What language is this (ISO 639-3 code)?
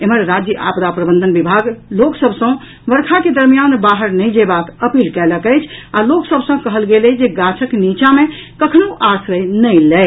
mai